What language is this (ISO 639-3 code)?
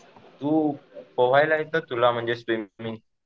mar